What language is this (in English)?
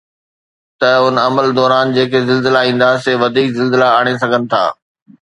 Sindhi